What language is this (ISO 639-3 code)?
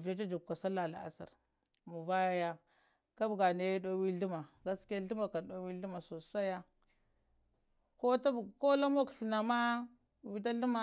hia